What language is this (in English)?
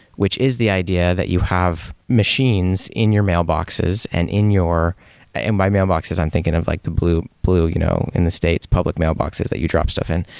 English